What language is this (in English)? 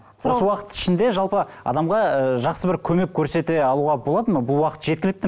Kazakh